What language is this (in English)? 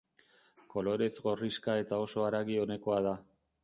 Basque